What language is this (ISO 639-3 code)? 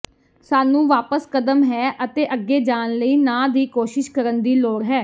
pan